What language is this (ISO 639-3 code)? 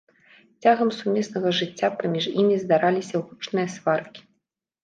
bel